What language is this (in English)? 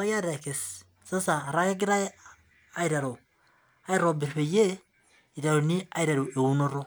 Masai